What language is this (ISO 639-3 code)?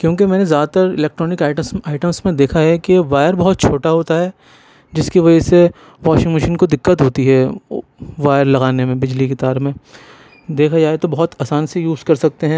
urd